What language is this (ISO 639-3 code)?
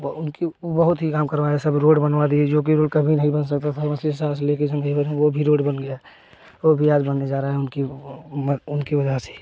hin